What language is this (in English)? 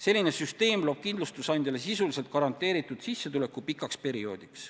Estonian